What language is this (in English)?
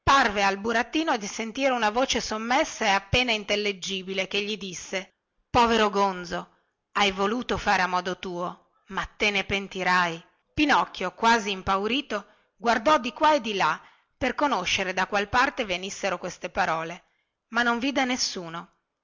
Italian